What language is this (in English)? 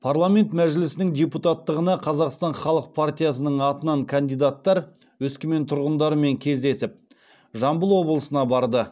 Kazakh